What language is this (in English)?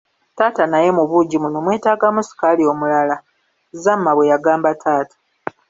Ganda